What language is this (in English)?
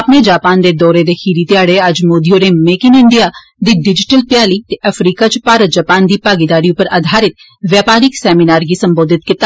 Dogri